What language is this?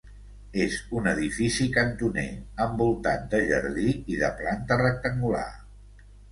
Catalan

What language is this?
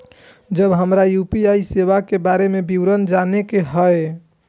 Maithili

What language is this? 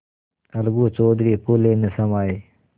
Hindi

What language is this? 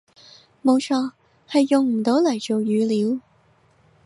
Cantonese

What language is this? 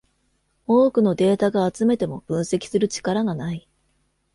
Japanese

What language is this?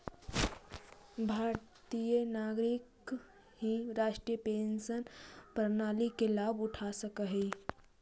Magahi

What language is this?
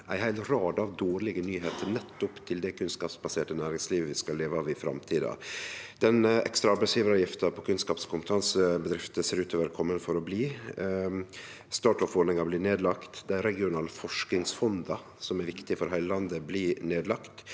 Norwegian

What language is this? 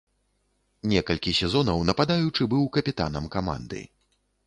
Belarusian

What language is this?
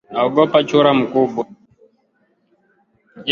Swahili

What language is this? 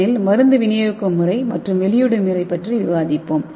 Tamil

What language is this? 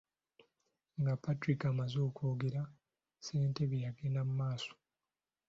Ganda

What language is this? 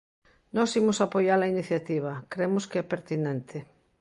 Galician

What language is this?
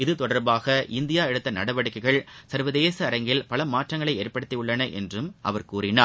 Tamil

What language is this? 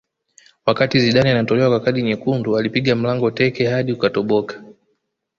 Swahili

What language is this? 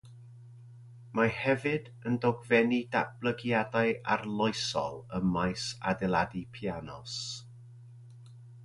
Welsh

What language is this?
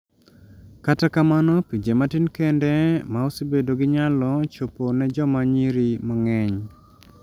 Luo (Kenya and Tanzania)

